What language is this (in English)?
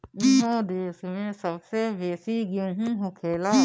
Bhojpuri